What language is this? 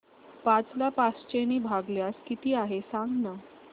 Marathi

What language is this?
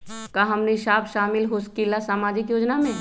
Magahi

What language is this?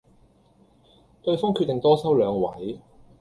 Cantonese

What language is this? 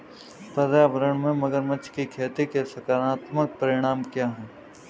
Hindi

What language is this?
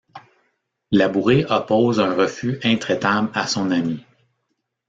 French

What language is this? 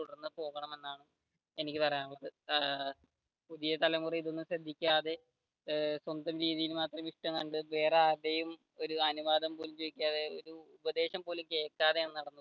Malayalam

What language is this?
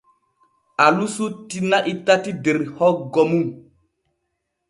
Borgu Fulfulde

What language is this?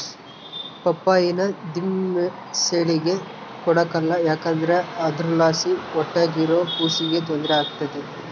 Kannada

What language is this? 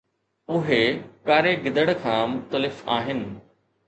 Sindhi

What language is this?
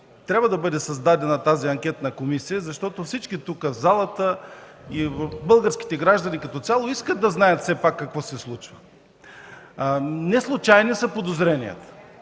Bulgarian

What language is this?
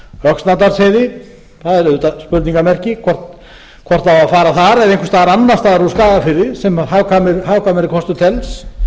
Icelandic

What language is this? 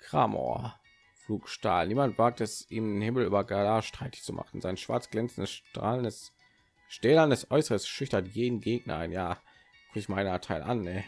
German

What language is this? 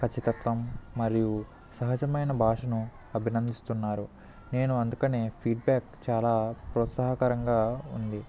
Telugu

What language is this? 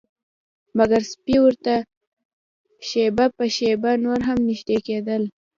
Pashto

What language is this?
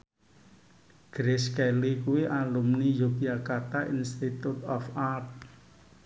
Javanese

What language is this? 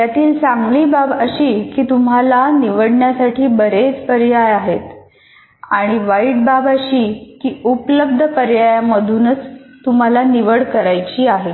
Marathi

